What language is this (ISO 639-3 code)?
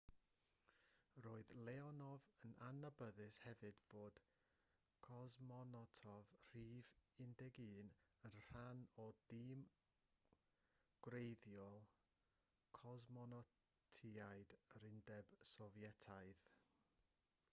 cym